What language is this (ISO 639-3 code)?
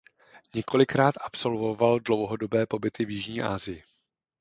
ces